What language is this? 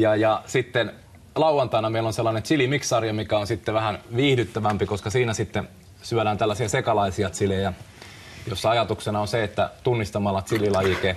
Finnish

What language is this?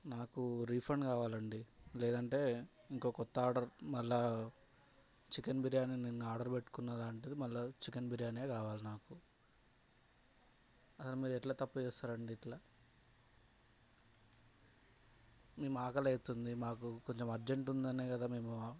Telugu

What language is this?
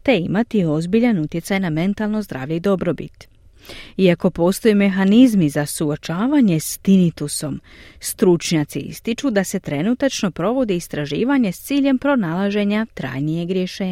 Croatian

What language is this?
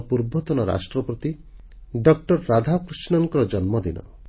Odia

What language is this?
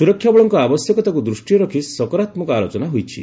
Odia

